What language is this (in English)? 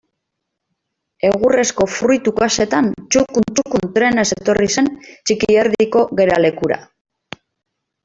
Basque